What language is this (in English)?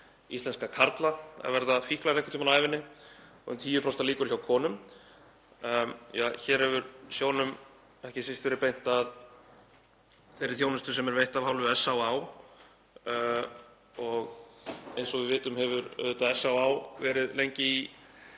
Icelandic